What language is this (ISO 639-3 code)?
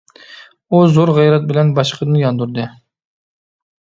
uig